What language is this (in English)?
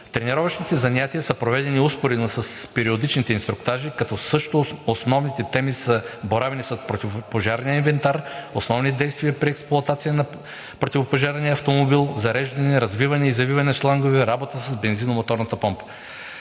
Bulgarian